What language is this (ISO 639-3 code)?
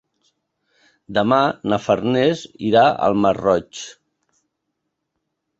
cat